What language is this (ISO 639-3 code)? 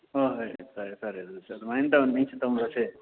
mni